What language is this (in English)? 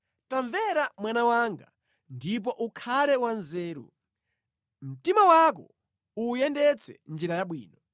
Nyanja